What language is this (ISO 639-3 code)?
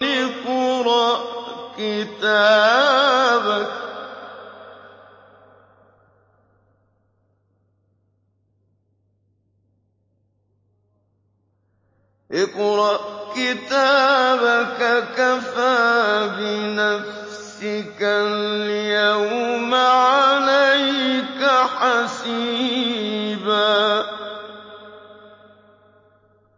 ara